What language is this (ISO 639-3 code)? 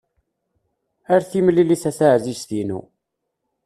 kab